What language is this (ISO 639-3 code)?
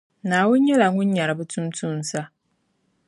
dag